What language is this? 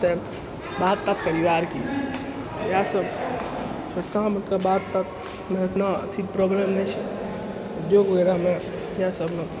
Maithili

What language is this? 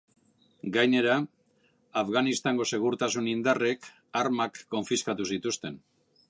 Basque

